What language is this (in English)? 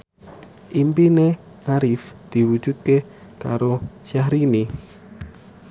Javanese